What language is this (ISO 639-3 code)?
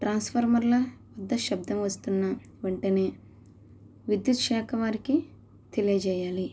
tel